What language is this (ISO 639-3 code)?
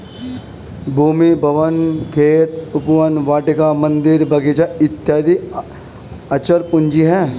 hin